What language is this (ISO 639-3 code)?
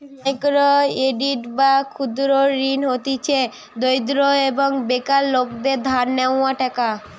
ben